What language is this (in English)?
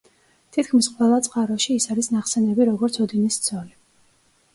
Georgian